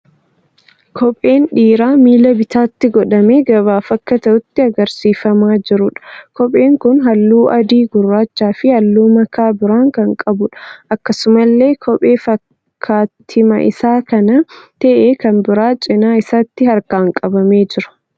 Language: Oromo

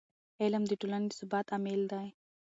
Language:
Pashto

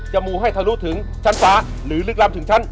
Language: Thai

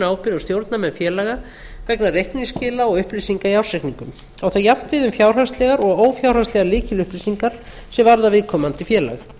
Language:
Icelandic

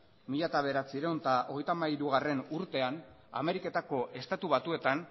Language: Basque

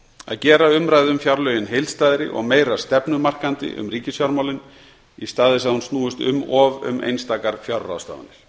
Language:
Icelandic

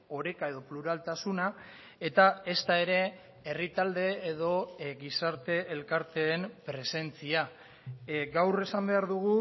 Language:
Basque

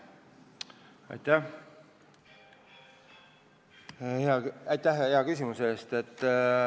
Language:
Estonian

